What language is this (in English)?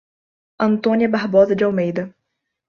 Portuguese